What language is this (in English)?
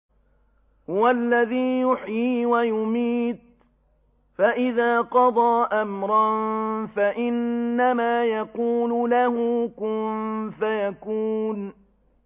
Arabic